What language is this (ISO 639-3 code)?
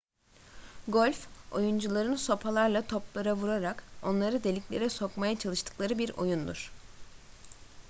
tur